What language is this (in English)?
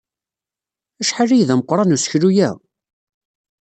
Kabyle